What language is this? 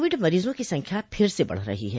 Hindi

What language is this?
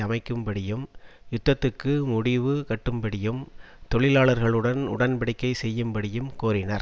Tamil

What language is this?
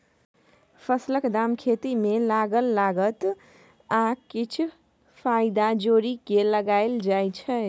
Maithili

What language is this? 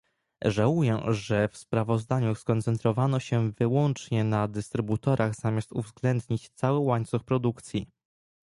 Polish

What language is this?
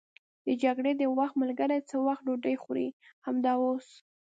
Pashto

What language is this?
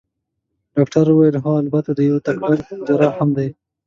Pashto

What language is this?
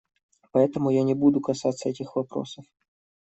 Russian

